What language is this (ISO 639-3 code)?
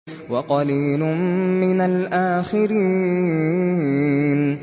ara